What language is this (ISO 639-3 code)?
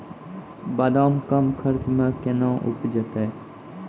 mai